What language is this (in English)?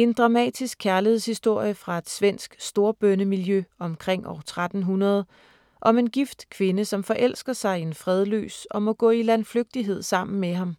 Danish